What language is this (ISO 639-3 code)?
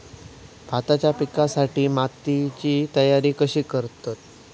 mar